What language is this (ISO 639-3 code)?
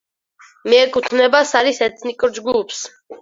kat